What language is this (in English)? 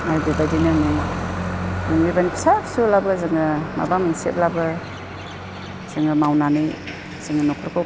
Bodo